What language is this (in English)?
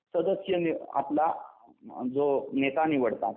Marathi